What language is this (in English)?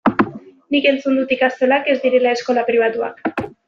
Basque